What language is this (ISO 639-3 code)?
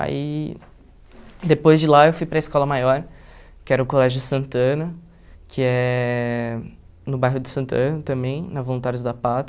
por